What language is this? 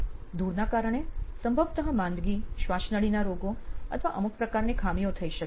Gujarati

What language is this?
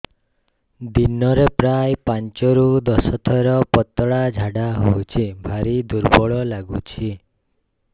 Odia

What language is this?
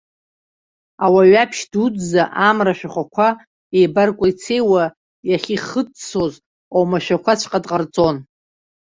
Abkhazian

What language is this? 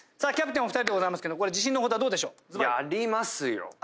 Japanese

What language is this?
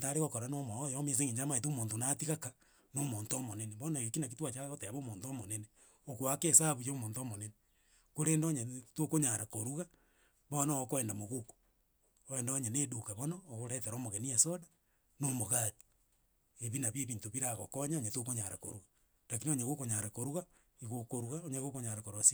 Gusii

